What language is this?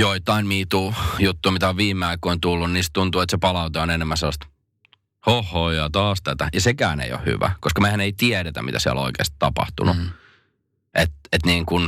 Finnish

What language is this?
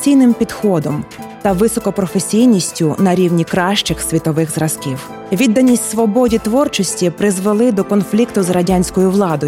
Ukrainian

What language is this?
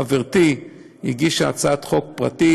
Hebrew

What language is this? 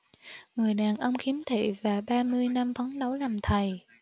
Vietnamese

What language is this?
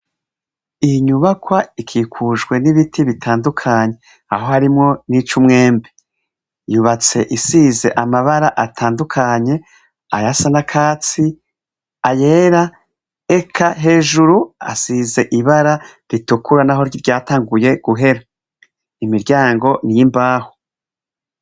Rundi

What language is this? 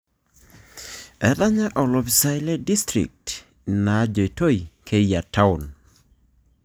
Masai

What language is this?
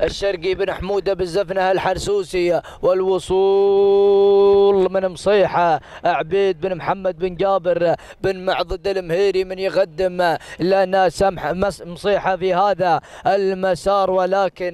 Arabic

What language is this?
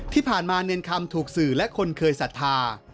Thai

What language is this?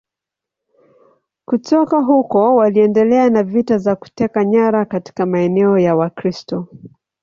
Swahili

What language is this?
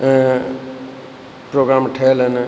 Sindhi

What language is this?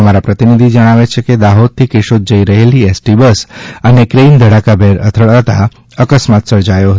Gujarati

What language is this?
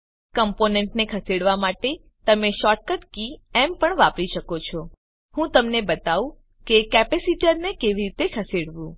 Gujarati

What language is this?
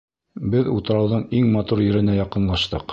Bashkir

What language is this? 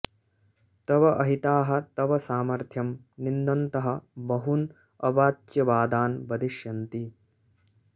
Sanskrit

